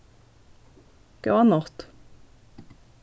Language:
Faroese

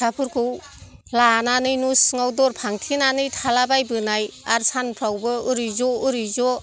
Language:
Bodo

